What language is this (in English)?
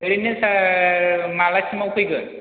Bodo